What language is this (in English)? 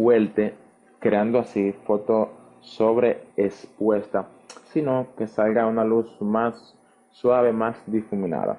Spanish